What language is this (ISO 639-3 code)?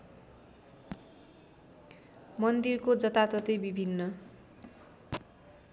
nep